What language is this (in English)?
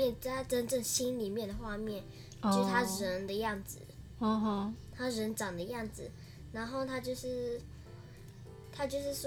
Chinese